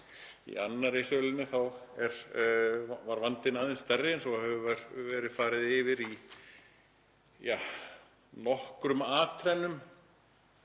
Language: Icelandic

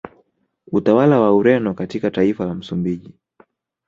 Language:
Swahili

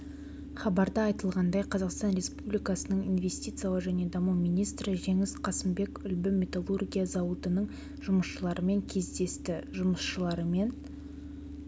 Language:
Kazakh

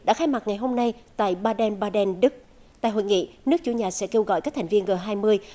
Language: Vietnamese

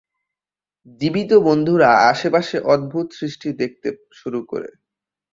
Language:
Bangla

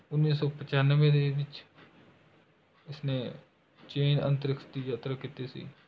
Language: Punjabi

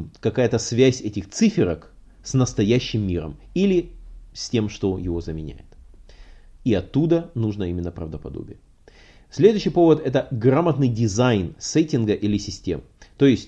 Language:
Russian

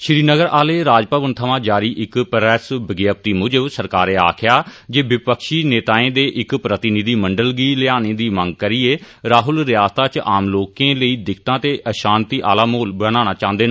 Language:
Dogri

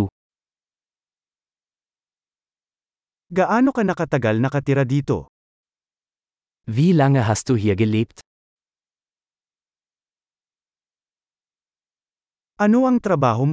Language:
Filipino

